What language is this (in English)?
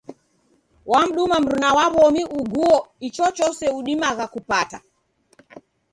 Taita